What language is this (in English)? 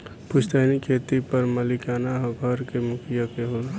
Bhojpuri